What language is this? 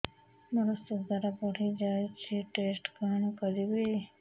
Odia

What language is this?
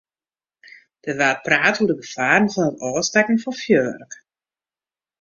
Western Frisian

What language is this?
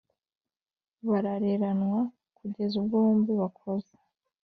Kinyarwanda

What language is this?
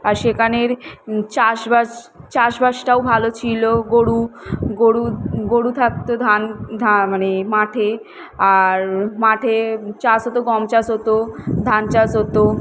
Bangla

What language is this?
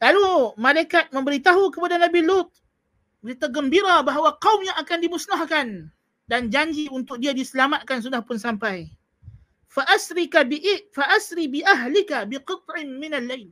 Malay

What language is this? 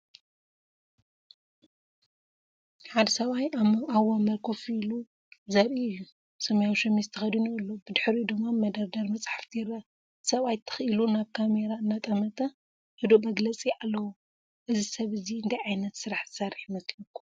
Tigrinya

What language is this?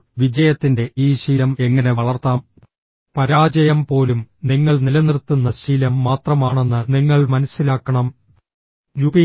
Malayalam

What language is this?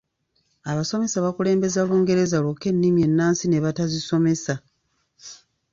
Ganda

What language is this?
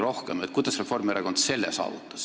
Estonian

